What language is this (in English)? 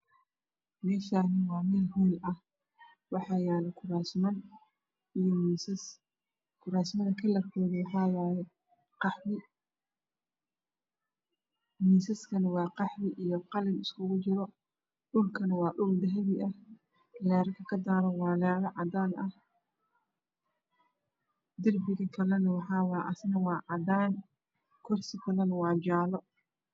Somali